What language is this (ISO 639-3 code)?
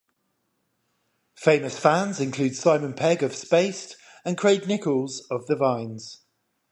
eng